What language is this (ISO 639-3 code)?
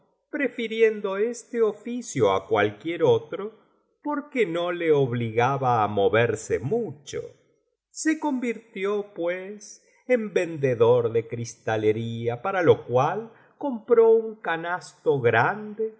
spa